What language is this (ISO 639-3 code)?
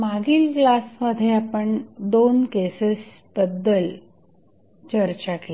mar